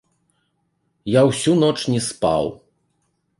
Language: Belarusian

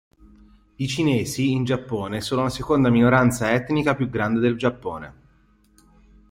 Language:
Italian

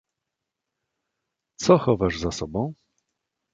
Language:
Polish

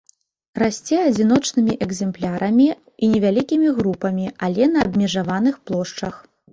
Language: Belarusian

